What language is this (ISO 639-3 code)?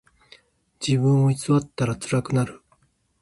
jpn